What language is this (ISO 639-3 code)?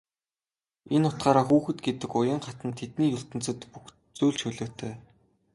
mon